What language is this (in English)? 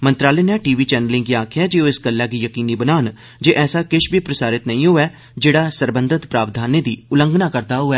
Dogri